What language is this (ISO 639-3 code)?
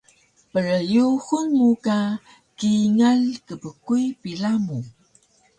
trv